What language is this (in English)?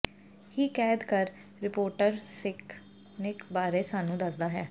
Punjabi